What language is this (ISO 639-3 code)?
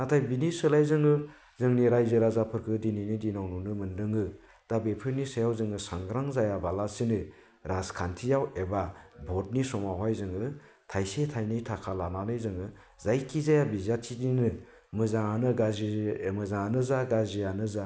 brx